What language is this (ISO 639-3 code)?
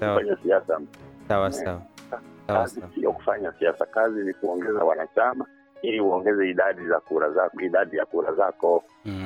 swa